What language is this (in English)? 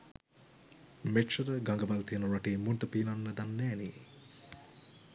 Sinhala